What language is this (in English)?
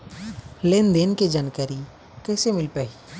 Chhattisgarhi